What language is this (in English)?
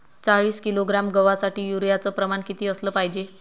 Marathi